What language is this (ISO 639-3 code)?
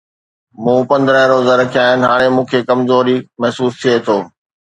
snd